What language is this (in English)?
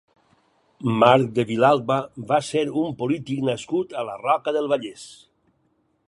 Catalan